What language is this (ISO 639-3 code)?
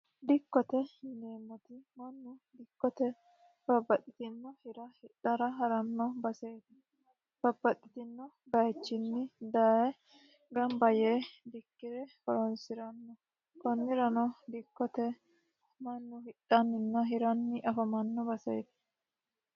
sid